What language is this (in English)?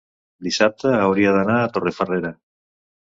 Catalan